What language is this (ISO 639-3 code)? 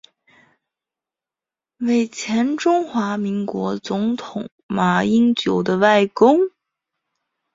zho